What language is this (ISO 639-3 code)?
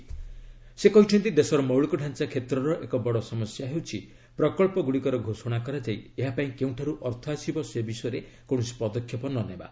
ori